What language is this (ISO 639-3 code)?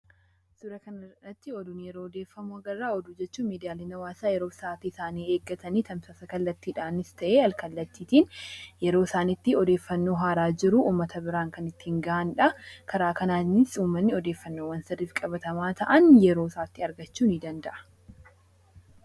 orm